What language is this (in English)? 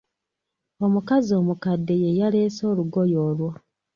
Ganda